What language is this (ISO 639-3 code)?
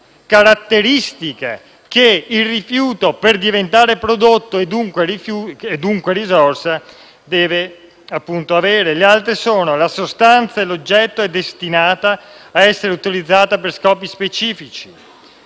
ita